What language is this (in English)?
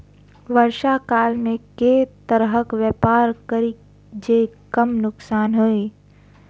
Maithili